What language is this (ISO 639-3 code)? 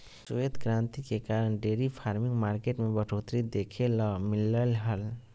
mag